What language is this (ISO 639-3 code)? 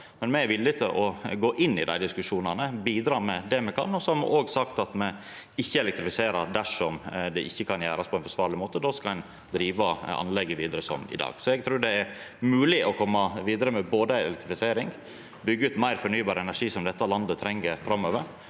nor